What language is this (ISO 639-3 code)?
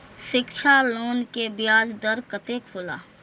mai